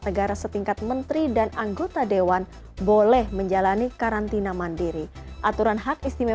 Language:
Indonesian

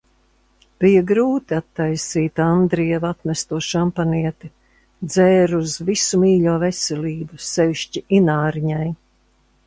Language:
Latvian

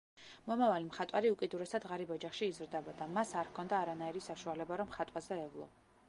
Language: Georgian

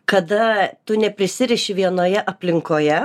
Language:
Lithuanian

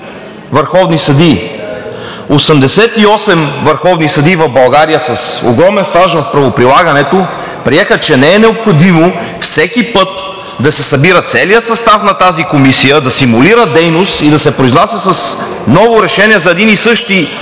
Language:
Bulgarian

